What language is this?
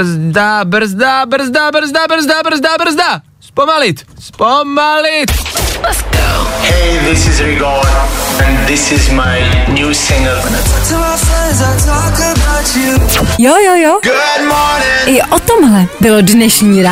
Czech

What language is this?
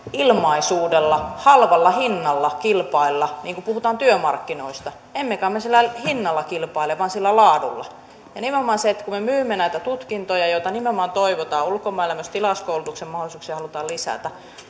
Finnish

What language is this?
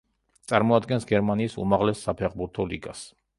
Georgian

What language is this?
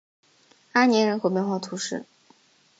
Chinese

